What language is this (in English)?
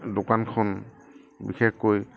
Assamese